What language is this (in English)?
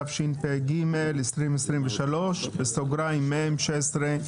Hebrew